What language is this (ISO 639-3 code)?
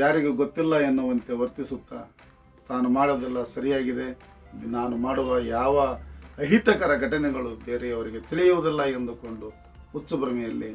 kan